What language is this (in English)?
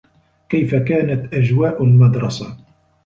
Arabic